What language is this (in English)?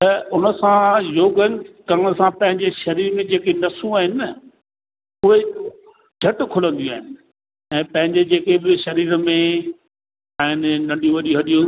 Sindhi